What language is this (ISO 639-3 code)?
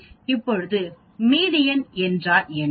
tam